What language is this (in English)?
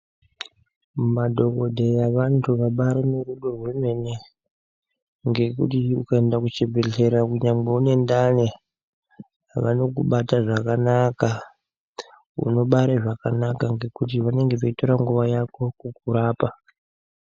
Ndau